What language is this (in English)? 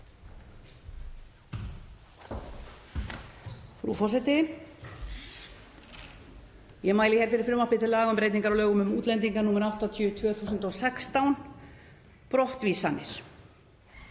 Icelandic